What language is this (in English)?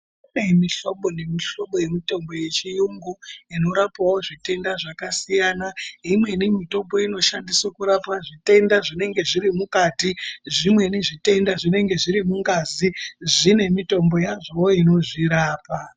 Ndau